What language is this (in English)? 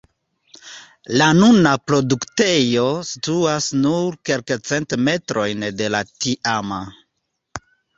Esperanto